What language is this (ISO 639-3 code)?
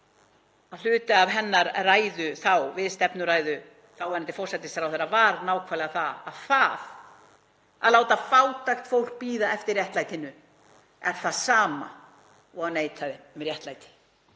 isl